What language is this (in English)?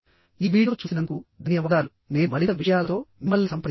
Telugu